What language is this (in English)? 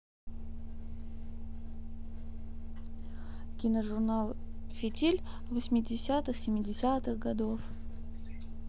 Russian